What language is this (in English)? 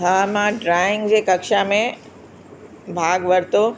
Sindhi